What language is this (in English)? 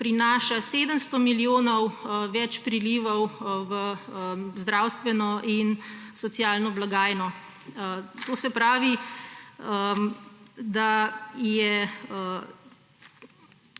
Slovenian